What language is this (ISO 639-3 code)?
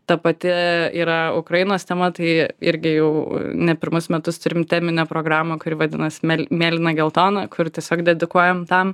lit